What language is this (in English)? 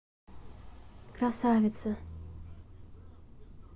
Russian